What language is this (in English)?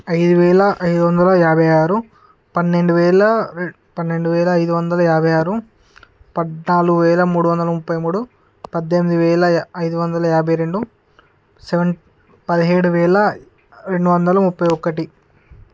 Telugu